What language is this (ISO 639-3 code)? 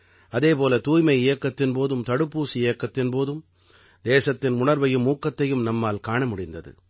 tam